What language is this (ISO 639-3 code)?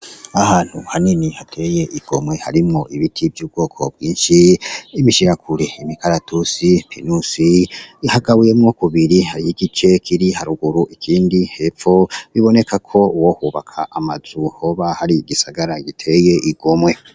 run